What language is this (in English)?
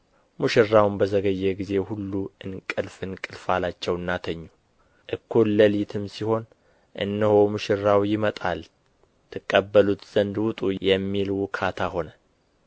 Amharic